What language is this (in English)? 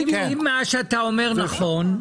Hebrew